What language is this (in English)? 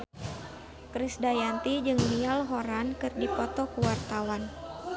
Sundanese